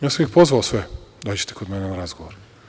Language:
Serbian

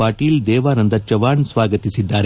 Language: Kannada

